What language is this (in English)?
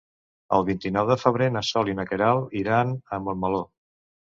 Catalan